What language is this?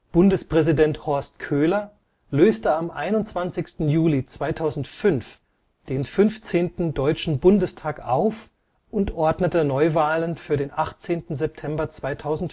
German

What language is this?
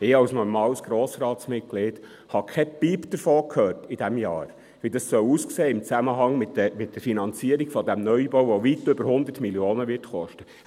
Swiss German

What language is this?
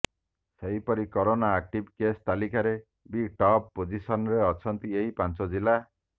Odia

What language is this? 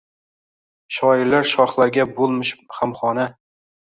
Uzbek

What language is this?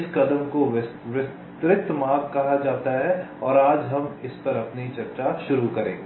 Hindi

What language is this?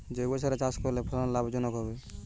Bangla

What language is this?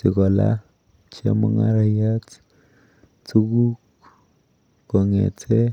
Kalenjin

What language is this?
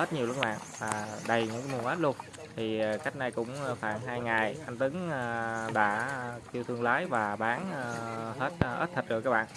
Vietnamese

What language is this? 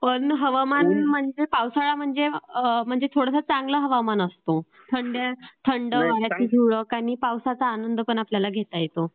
Marathi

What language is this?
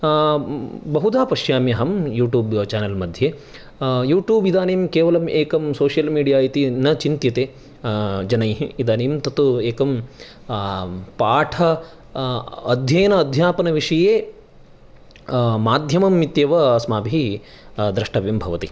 Sanskrit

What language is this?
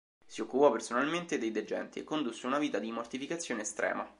Italian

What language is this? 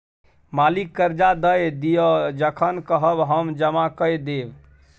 Maithili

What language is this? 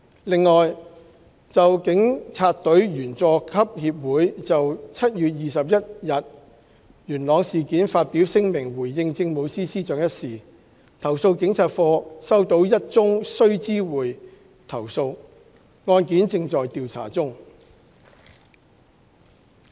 Cantonese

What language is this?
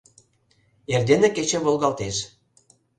Mari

